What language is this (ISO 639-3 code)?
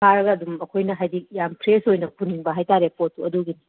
mni